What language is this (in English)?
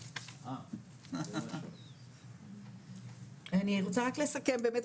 Hebrew